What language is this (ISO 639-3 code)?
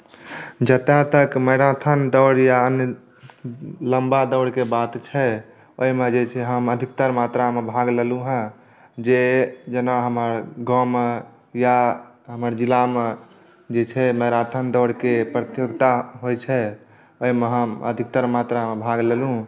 mai